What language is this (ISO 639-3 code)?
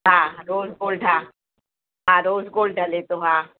snd